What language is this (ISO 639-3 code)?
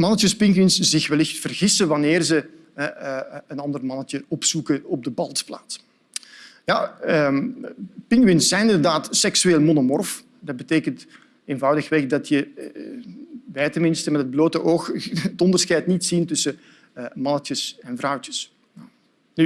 nld